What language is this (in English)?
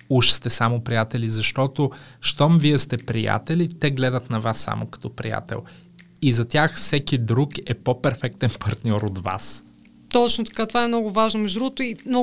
Bulgarian